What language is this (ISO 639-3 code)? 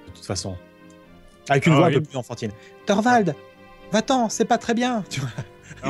fra